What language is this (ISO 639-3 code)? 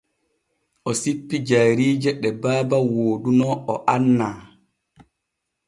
fue